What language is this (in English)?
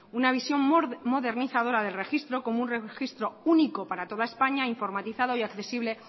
Spanish